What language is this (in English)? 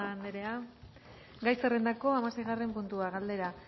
Basque